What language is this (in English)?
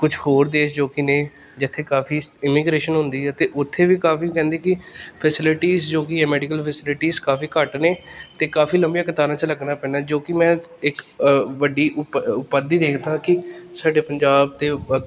Punjabi